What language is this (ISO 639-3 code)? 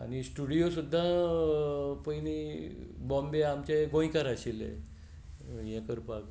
kok